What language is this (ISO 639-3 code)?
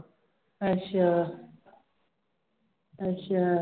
pan